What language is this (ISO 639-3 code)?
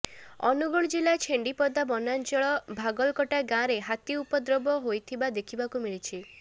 ori